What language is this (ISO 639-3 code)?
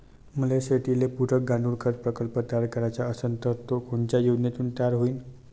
mar